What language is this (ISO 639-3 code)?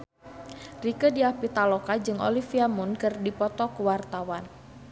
sun